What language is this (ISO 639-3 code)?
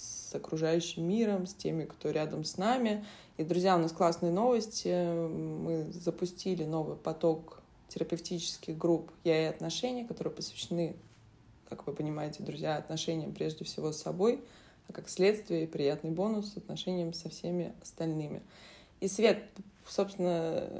rus